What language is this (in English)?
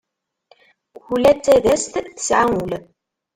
Kabyle